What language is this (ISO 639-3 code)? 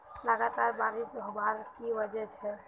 mag